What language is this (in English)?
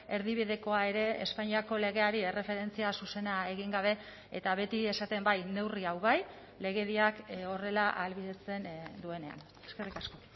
Basque